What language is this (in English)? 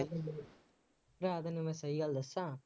Punjabi